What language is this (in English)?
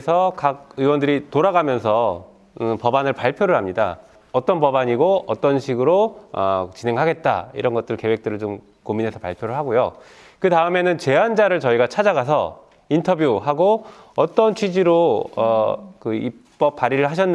Korean